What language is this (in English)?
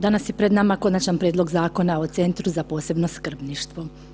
Croatian